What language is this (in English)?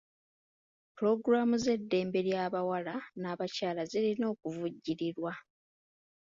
Ganda